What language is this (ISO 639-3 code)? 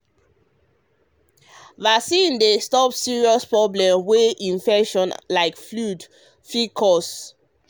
pcm